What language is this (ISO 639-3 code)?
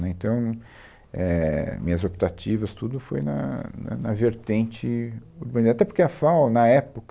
por